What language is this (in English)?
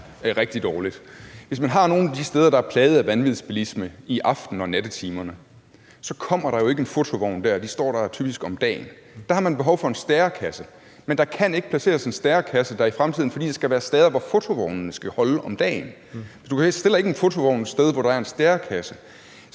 Danish